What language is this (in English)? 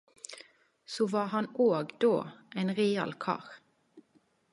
Norwegian Nynorsk